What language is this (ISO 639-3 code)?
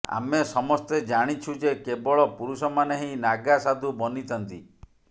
ori